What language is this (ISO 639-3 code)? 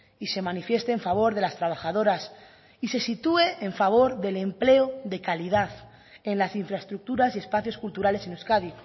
spa